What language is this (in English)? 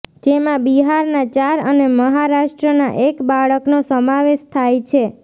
Gujarati